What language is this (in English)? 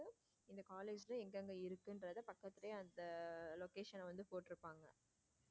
Tamil